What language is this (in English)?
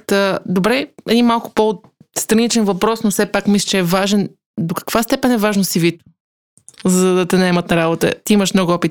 Bulgarian